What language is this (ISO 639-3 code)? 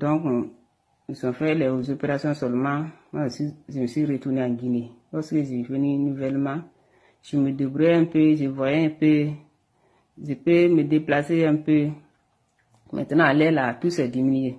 fra